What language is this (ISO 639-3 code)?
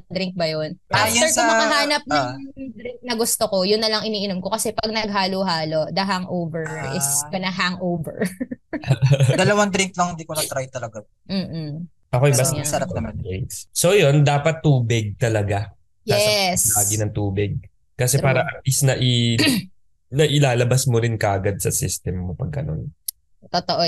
fil